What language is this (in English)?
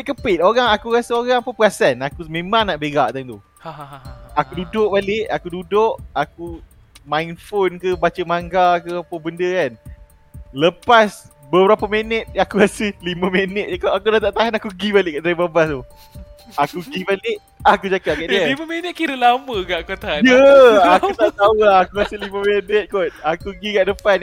Malay